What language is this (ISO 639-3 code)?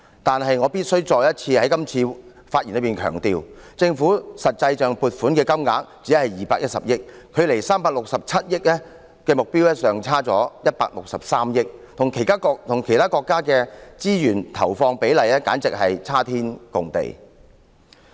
yue